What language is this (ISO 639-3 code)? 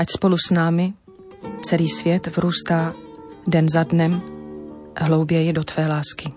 ces